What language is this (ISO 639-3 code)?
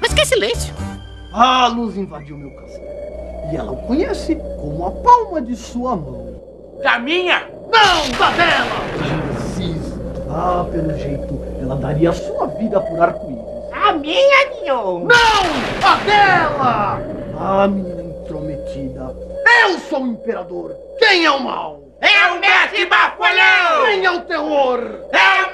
por